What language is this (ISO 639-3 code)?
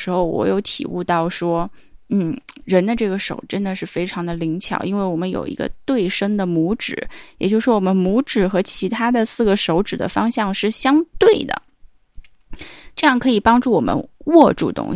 zho